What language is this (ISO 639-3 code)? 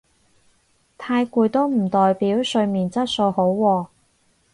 yue